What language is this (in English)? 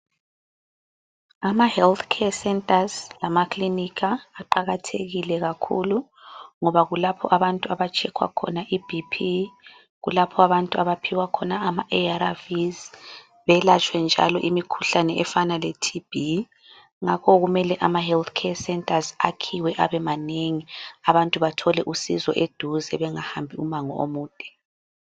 North Ndebele